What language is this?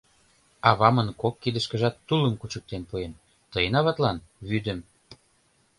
Mari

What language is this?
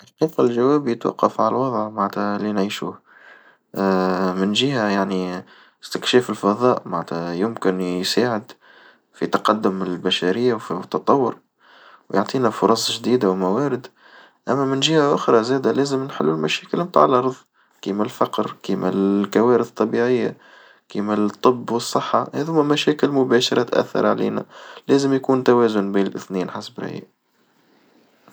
Tunisian Arabic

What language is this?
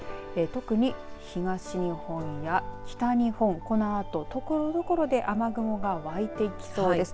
Japanese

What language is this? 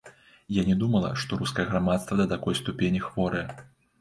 Belarusian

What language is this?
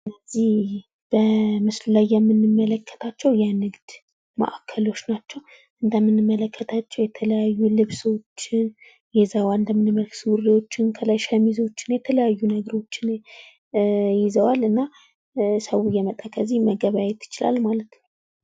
Amharic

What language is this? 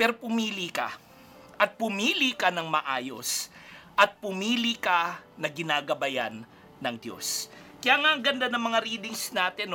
Filipino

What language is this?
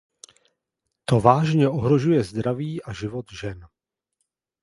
Czech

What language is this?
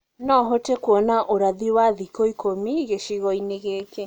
Kikuyu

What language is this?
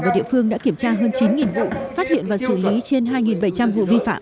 Vietnamese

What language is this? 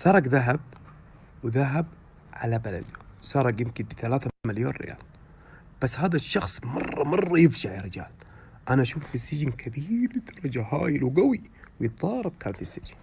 Arabic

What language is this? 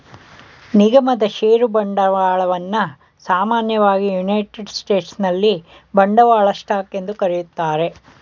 Kannada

